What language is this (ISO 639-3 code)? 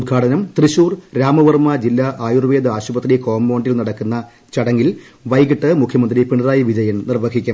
mal